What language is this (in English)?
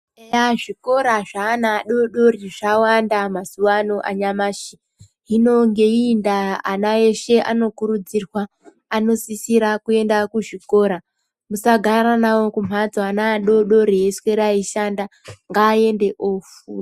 Ndau